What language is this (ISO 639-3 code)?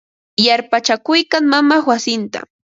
qva